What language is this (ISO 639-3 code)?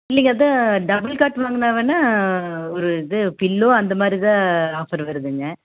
tam